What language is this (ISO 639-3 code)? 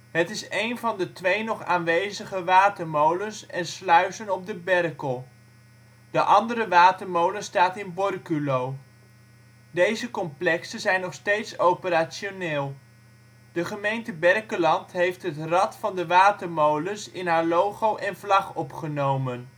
nld